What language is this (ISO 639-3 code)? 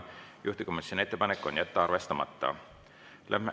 est